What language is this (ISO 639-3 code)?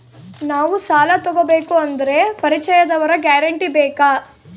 kan